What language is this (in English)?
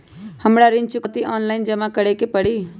Magahi